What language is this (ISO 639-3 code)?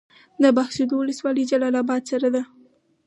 pus